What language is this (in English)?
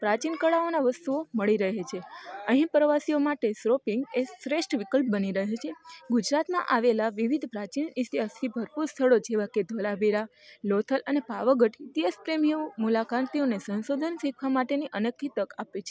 Gujarati